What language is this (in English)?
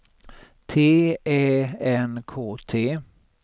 Swedish